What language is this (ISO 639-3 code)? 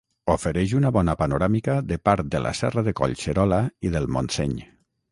cat